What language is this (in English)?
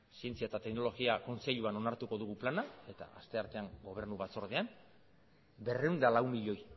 Basque